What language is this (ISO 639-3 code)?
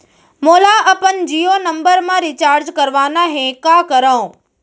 hne